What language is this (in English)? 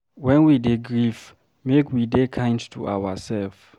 Nigerian Pidgin